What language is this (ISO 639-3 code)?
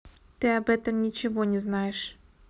rus